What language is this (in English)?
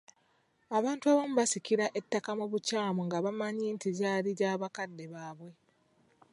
Ganda